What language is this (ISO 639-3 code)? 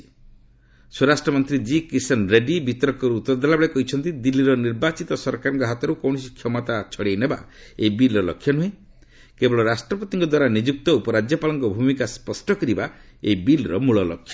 ori